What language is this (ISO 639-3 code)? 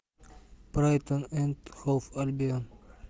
rus